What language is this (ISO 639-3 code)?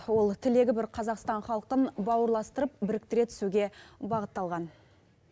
kaz